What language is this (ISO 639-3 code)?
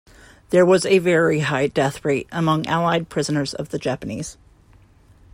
eng